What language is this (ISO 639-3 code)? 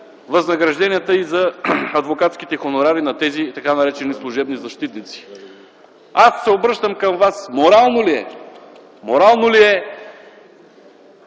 bul